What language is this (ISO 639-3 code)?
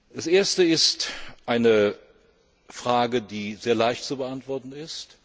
deu